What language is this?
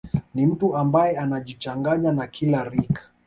Swahili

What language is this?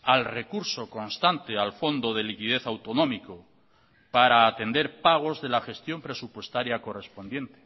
Spanish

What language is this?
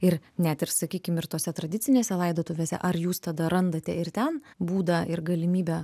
Lithuanian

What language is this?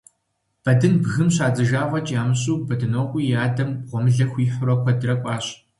Kabardian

